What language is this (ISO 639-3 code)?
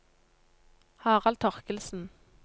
nor